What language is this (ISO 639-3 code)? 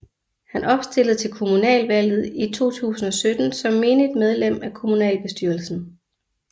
dan